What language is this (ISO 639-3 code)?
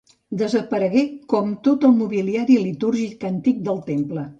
cat